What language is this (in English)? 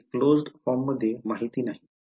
Marathi